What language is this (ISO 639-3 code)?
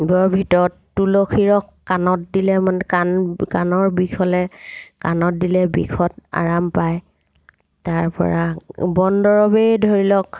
asm